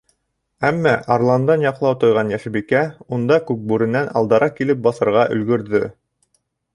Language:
Bashkir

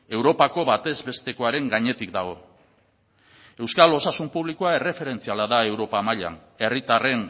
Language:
Basque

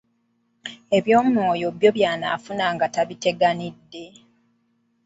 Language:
Ganda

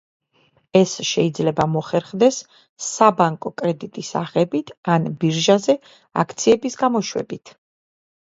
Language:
Georgian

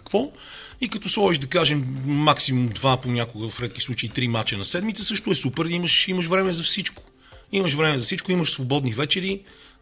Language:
Bulgarian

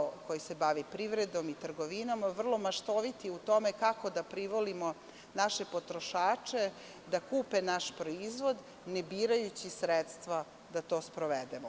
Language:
Serbian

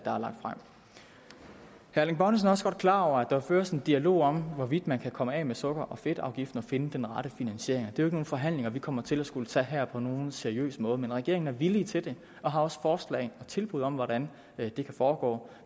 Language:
Danish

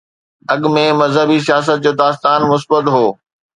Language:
Sindhi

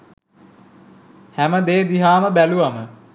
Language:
Sinhala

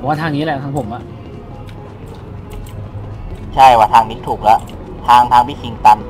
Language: Thai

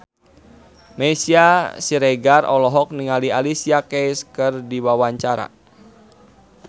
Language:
Sundanese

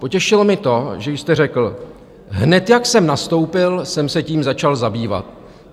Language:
Czech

